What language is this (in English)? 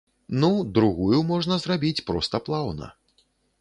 Belarusian